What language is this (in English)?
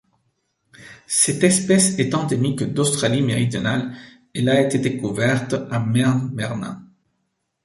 French